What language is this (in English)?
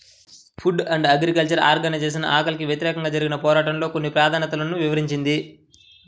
Telugu